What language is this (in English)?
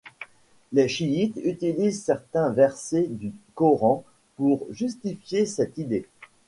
French